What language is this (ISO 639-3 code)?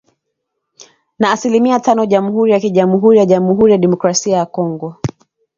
swa